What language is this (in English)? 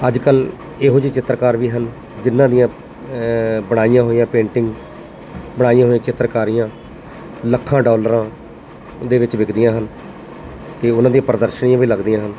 Punjabi